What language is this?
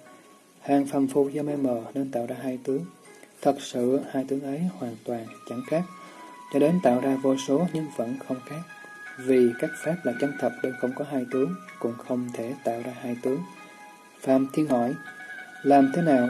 Vietnamese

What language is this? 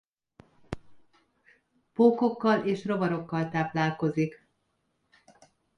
Hungarian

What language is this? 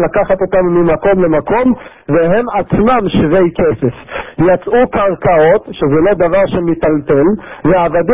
Hebrew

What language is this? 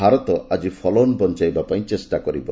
Odia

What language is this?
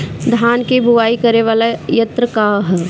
Bhojpuri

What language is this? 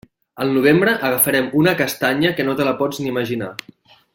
Catalan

